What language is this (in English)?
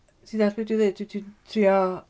Welsh